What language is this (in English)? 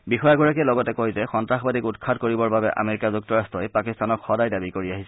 Assamese